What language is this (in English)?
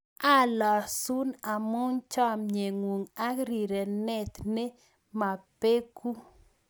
Kalenjin